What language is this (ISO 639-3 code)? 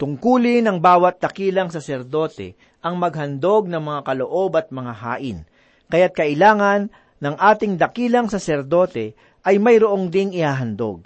fil